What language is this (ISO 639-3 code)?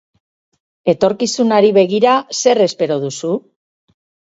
eus